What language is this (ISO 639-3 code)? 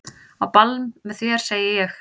isl